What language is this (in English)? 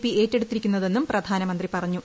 Malayalam